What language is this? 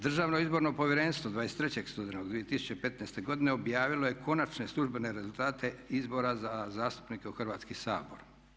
Croatian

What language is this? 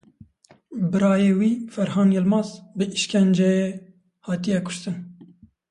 Kurdish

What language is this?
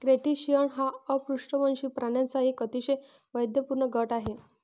Marathi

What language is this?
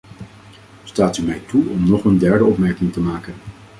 Dutch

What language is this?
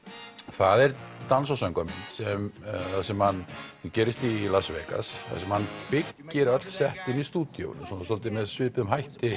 Icelandic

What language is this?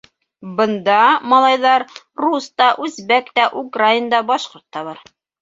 Bashkir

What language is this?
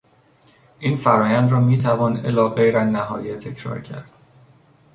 Persian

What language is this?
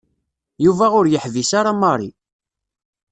Kabyle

